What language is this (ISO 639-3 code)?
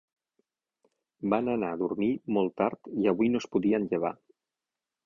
cat